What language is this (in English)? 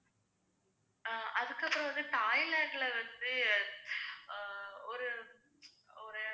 Tamil